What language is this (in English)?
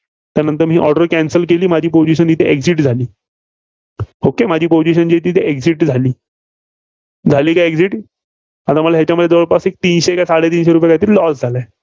Marathi